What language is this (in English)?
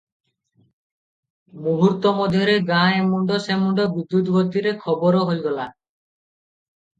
Odia